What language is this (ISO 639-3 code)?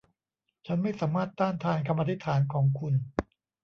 tha